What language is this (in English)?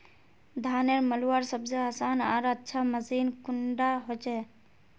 Magahi